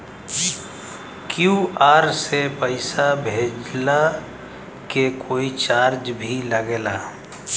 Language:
Bhojpuri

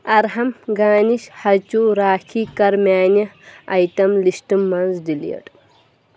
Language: Kashmiri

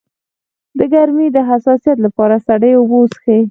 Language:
Pashto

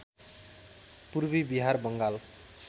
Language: Nepali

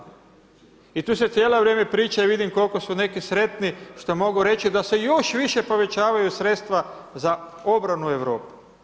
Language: Croatian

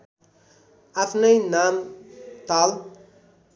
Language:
Nepali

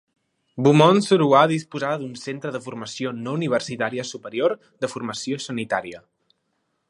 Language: Catalan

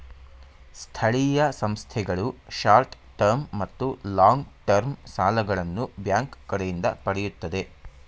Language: Kannada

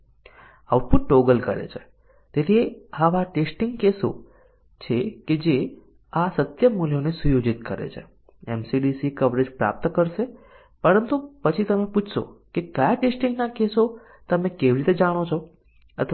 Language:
Gujarati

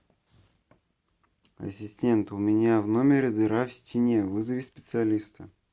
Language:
Russian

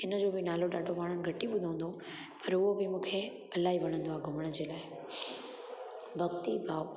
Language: Sindhi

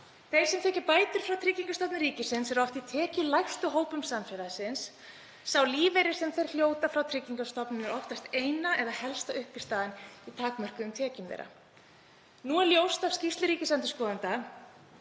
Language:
Icelandic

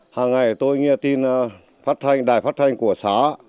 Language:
Vietnamese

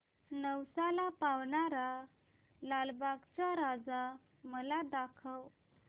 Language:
Marathi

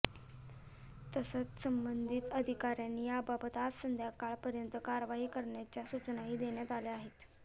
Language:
Marathi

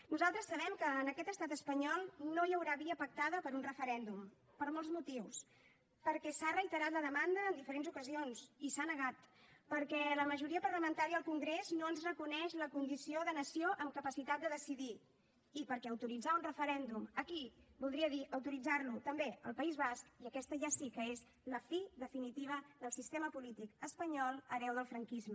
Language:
Catalan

